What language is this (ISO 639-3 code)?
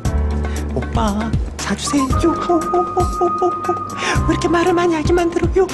kor